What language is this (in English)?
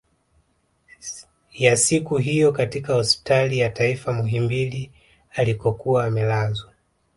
Swahili